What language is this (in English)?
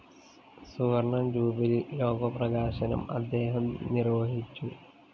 Malayalam